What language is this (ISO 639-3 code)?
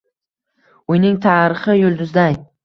uzb